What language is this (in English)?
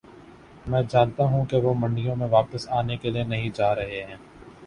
Urdu